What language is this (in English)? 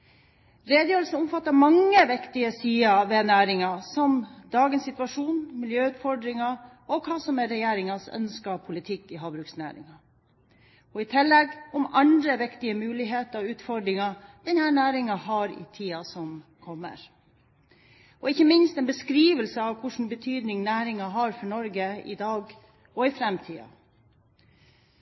Norwegian Bokmål